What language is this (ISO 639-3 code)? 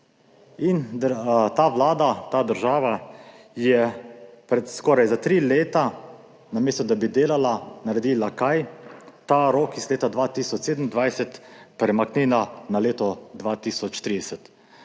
slv